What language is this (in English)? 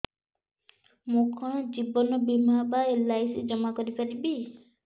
Odia